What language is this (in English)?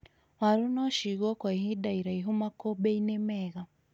Kikuyu